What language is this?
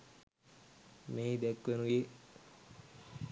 Sinhala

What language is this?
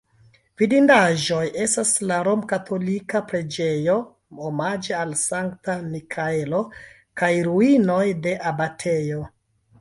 Esperanto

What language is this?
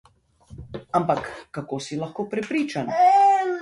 Slovenian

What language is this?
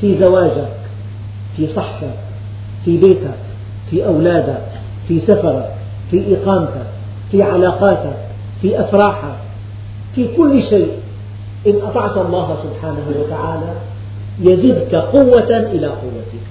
Arabic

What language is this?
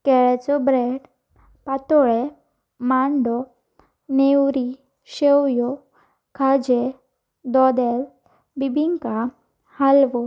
Konkani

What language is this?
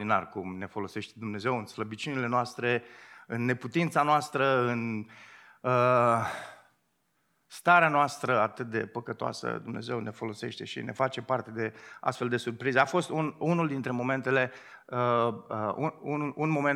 Romanian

